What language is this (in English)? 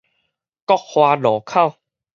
Min Nan Chinese